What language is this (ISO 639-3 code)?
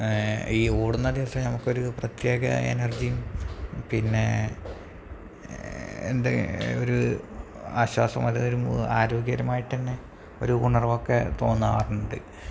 mal